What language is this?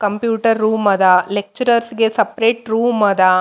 Kannada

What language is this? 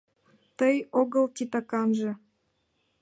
Mari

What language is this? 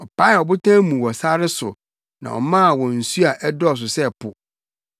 Akan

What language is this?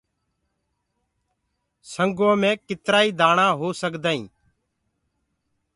Gurgula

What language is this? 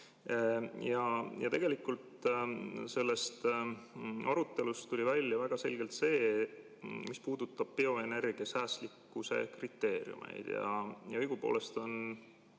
Estonian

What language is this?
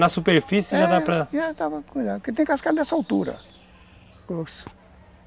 Portuguese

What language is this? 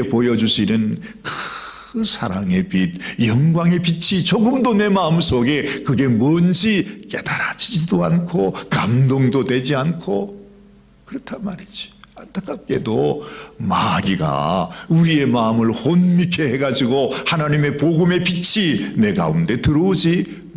Korean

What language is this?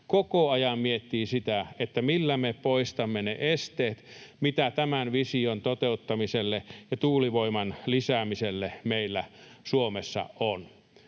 Finnish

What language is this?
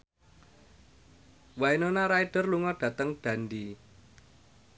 Javanese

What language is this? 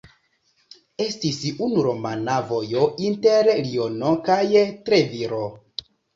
Esperanto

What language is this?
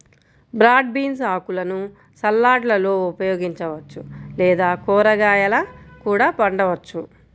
Telugu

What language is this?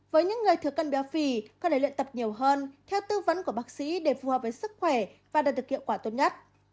Vietnamese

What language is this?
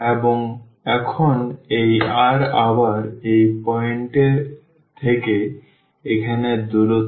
Bangla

